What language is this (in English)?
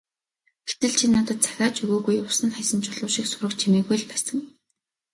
Mongolian